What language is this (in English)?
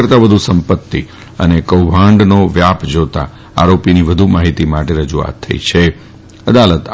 Gujarati